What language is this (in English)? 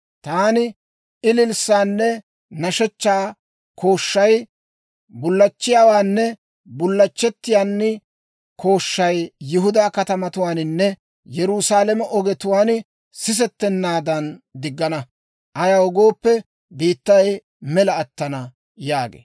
Dawro